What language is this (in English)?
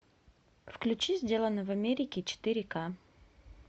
Russian